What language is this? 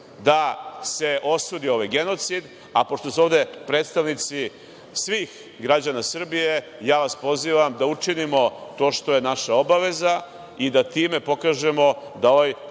Serbian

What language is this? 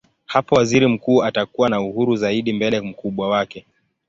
Swahili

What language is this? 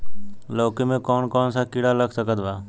Bhojpuri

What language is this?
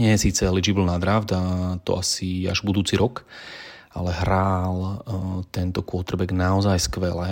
Slovak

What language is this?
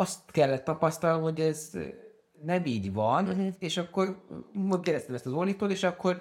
Hungarian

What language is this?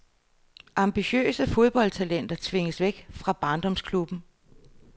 Danish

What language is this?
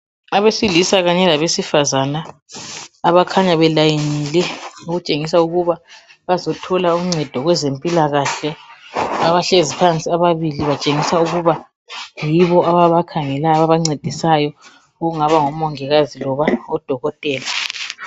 North Ndebele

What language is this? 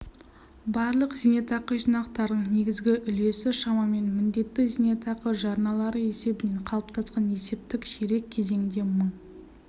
Kazakh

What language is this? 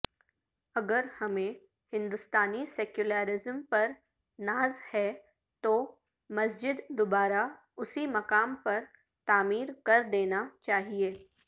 Urdu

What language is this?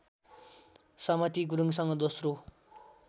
Nepali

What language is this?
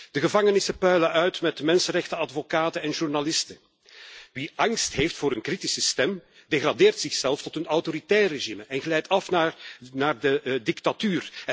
Dutch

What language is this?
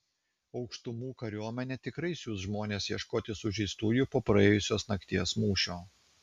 Lithuanian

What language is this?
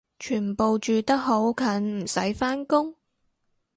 Cantonese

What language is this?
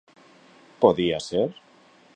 Galician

